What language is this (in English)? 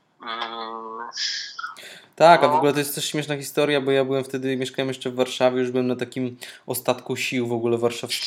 Polish